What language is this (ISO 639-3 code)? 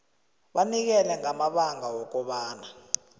nbl